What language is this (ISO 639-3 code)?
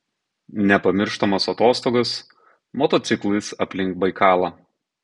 lit